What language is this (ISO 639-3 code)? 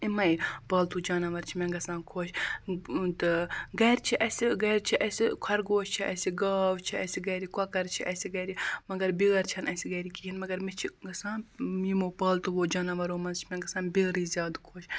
kas